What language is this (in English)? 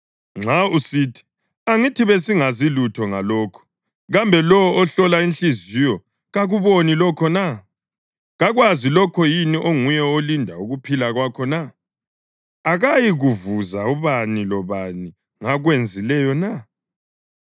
North Ndebele